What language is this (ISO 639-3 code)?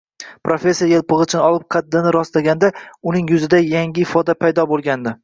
uzb